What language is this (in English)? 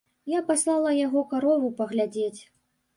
Belarusian